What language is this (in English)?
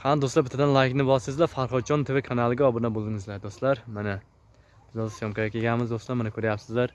Turkish